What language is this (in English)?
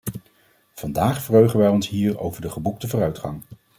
Dutch